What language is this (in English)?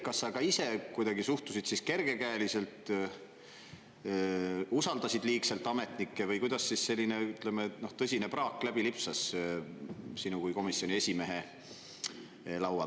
Estonian